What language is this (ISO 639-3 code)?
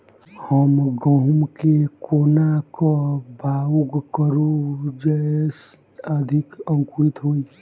mai